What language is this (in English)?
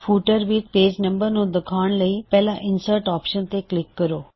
Punjabi